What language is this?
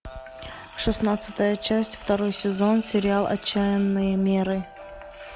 Russian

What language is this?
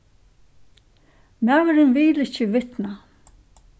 Faroese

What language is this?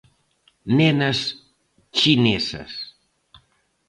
Galician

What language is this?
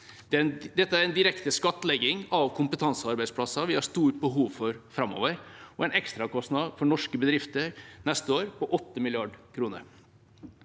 Norwegian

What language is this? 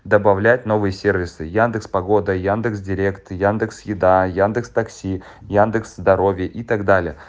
Russian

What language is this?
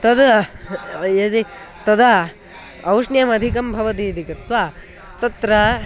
Sanskrit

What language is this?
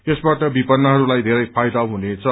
Nepali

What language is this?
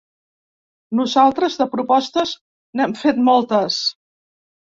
Catalan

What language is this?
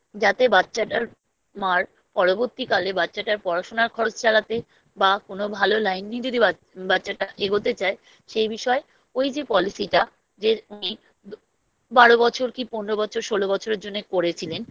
Bangla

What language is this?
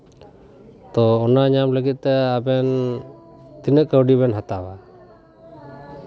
Santali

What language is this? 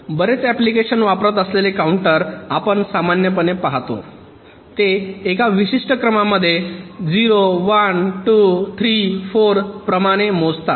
Marathi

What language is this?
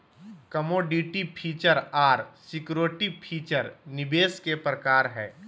Magahi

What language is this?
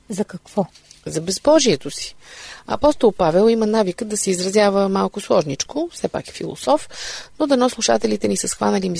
Bulgarian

